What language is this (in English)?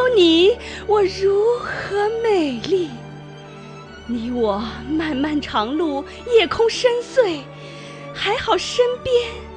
Chinese